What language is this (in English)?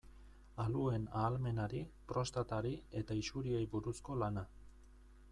Basque